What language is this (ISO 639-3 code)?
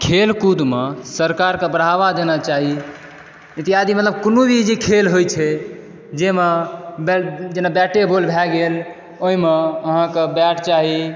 mai